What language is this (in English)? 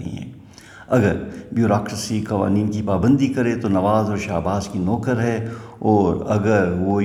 Urdu